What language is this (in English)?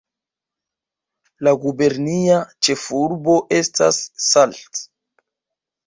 Esperanto